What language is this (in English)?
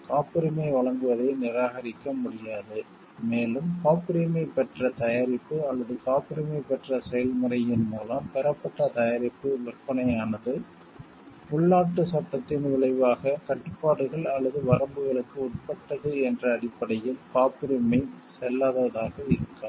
Tamil